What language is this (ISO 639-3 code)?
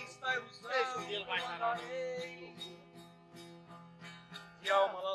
por